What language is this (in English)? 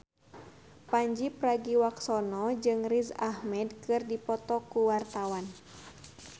Sundanese